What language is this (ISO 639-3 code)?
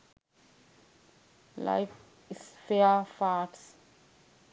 sin